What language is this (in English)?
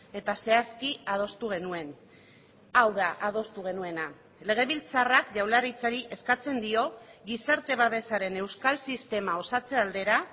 Basque